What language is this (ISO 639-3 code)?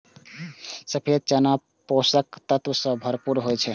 mai